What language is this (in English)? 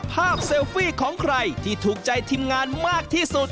Thai